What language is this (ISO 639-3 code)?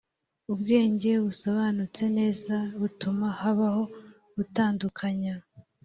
kin